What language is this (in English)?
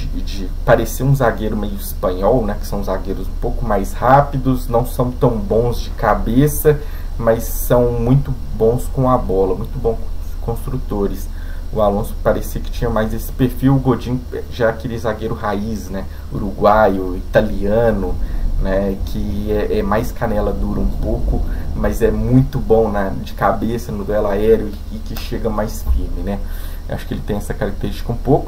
Portuguese